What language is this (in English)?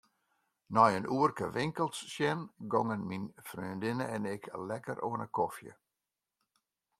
Western Frisian